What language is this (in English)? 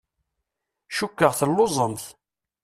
Kabyle